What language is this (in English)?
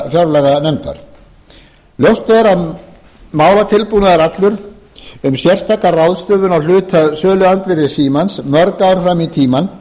Icelandic